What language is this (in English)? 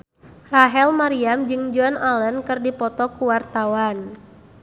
Sundanese